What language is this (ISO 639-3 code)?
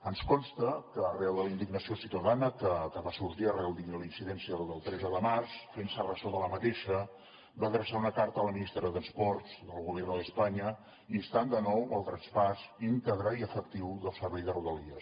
cat